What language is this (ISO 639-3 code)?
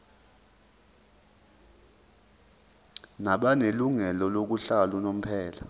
zul